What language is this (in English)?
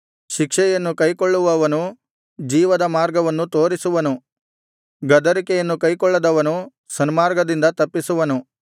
Kannada